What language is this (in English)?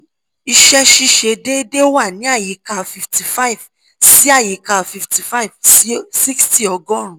Yoruba